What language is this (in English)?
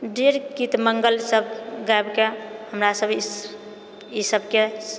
Maithili